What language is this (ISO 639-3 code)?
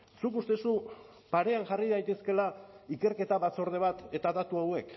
eus